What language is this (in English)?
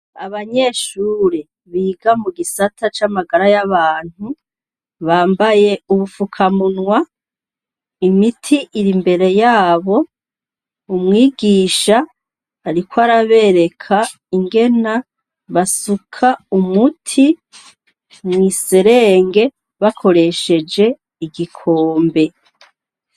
Rundi